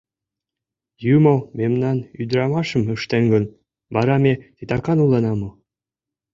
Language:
Mari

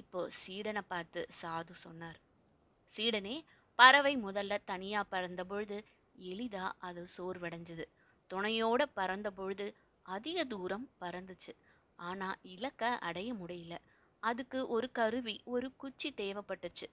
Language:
Tamil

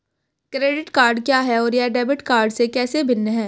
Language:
Hindi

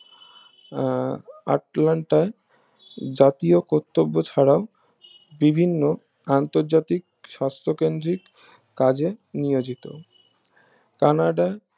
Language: Bangla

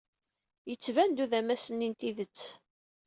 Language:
Kabyle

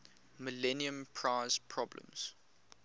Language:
English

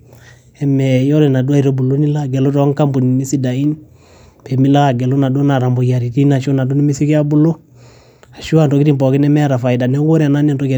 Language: Masai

